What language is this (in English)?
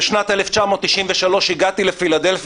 Hebrew